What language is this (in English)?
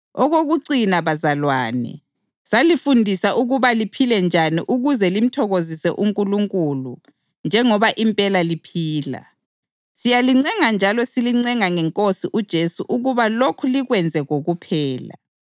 North Ndebele